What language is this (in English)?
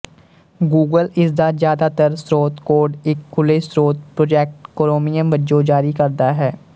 Punjabi